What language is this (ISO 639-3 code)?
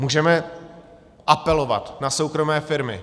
ces